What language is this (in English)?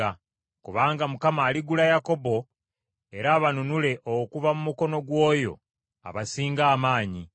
Ganda